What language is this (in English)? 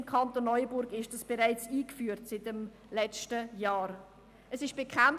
Swiss German